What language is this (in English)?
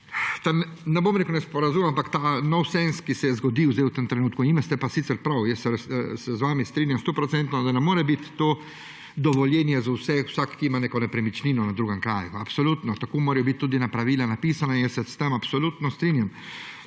Slovenian